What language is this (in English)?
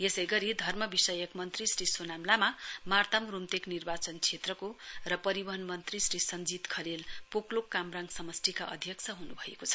Nepali